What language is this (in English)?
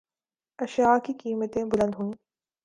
Urdu